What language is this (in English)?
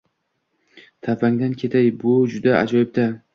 Uzbek